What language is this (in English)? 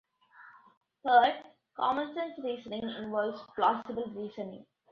English